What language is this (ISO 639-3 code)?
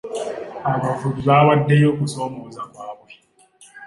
lug